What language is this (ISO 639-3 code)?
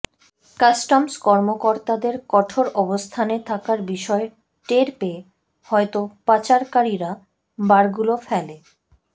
ben